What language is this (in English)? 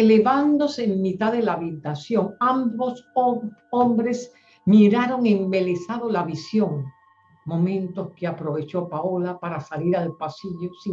Spanish